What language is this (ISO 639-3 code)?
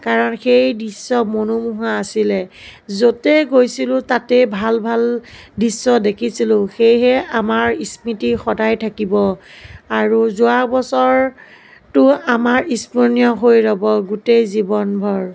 asm